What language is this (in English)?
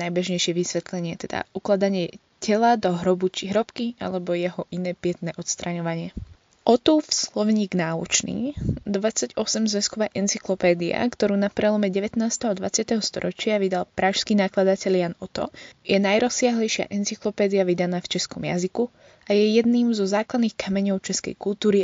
Slovak